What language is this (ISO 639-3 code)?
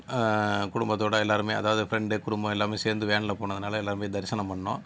tam